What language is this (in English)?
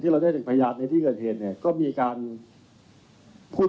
Thai